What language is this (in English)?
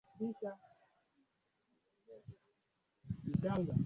Swahili